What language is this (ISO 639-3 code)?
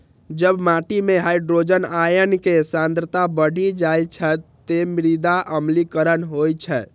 mai